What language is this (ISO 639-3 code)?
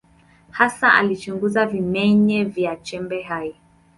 swa